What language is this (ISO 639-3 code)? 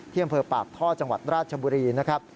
tha